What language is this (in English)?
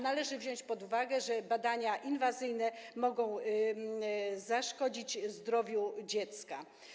Polish